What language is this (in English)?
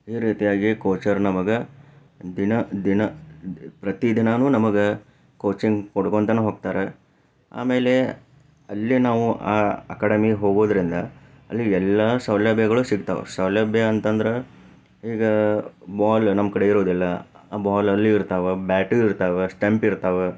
Kannada